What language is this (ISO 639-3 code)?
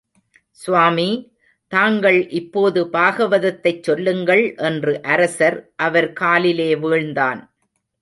tam